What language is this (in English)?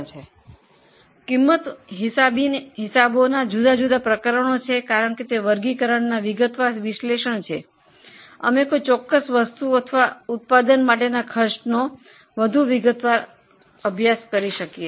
Gujarati